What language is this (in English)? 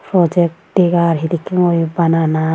Chakma